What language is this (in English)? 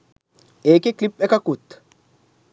Sinhala